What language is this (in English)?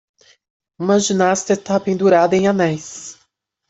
Portuguese